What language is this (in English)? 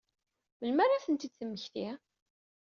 Kabyle